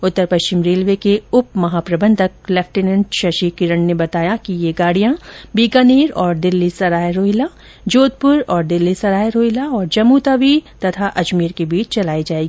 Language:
Hindi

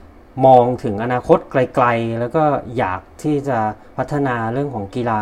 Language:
Thai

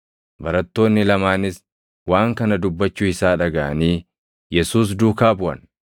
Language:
Oromo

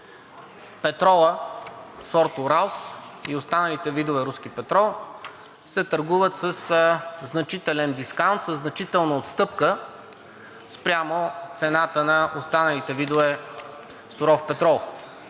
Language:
Bulgarian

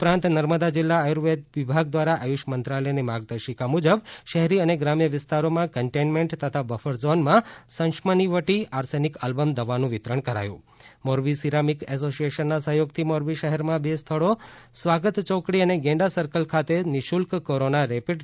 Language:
Gujarati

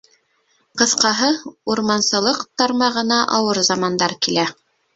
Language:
Bashkir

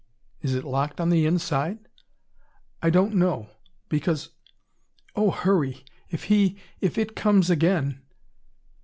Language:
English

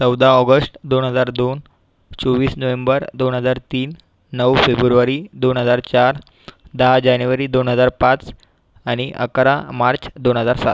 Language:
Marathi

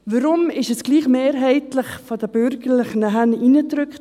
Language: Swiss German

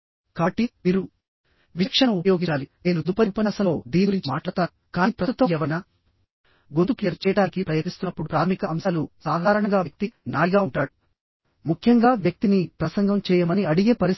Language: Telugu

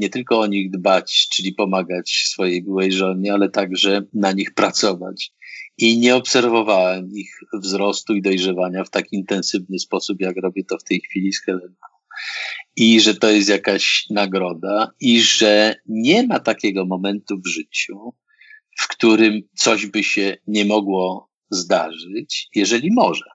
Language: Polish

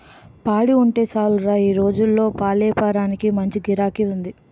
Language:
Telugu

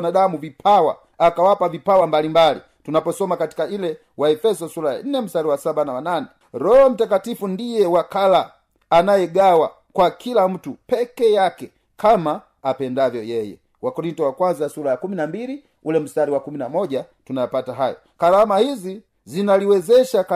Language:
Swahili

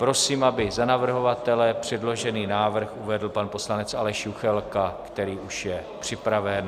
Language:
Czech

